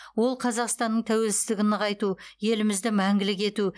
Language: Kazakh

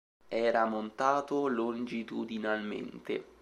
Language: Italian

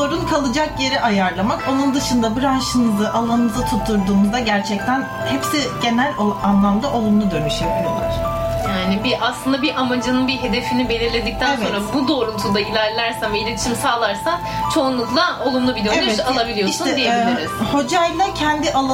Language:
Turkish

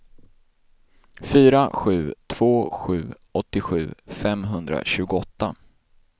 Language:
Swedish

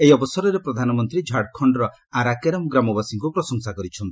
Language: Odia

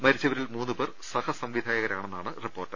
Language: Malayalam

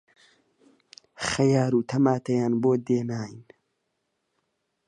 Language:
Central Kurdish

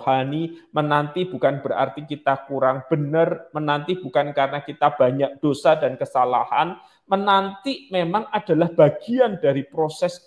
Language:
Indonesian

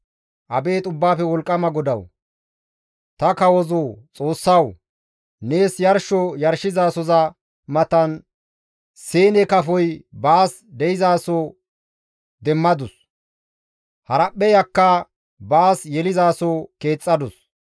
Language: Gamo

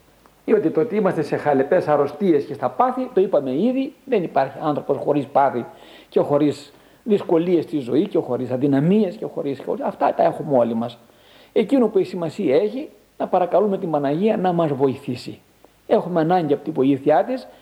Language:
Greek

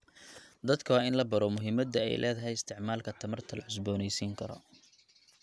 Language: Somali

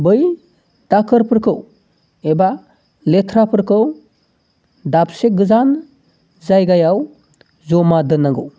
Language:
Bodo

